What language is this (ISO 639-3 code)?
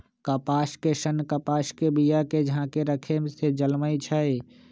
mag